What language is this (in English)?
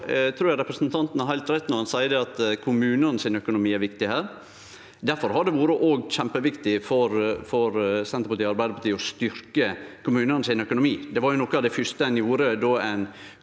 Norwegian